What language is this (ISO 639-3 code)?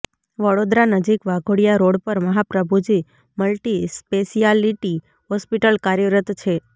guj